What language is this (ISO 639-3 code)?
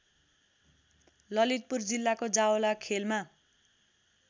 nep